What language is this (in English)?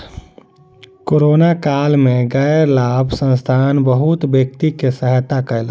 Maithili